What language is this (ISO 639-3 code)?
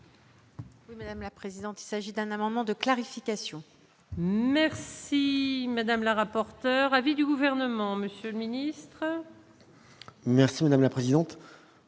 fra